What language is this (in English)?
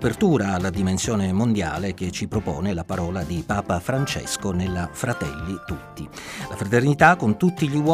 Italian